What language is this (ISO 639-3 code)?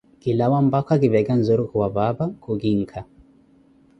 eko